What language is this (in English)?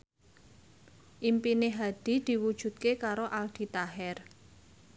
Javanese